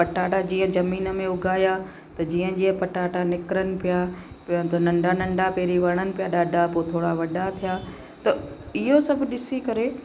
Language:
Sindhi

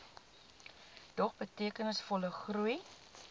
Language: Afrikaans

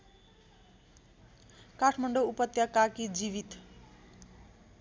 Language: Nepali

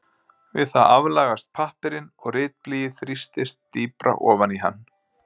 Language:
Icelandic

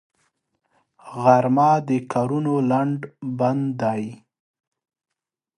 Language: Pashto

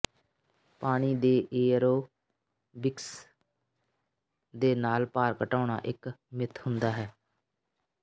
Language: Punjabi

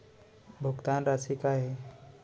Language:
Chhattisgarhi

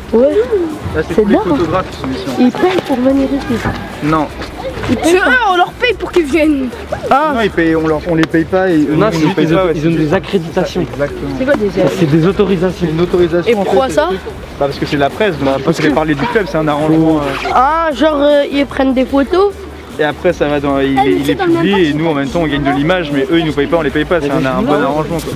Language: French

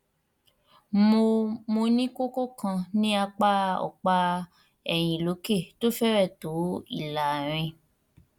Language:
Yoruba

